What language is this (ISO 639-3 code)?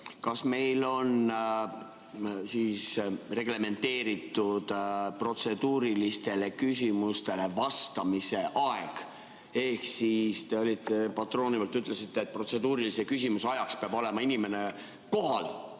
est